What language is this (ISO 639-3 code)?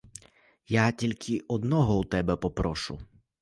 ukr